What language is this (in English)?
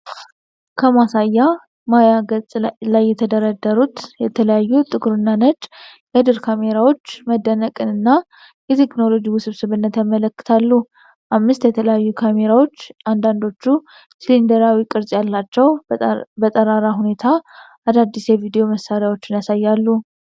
Amharic